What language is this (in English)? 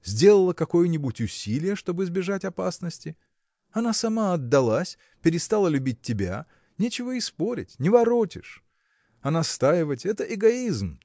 Russian